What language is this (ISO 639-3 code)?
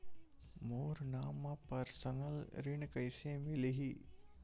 hne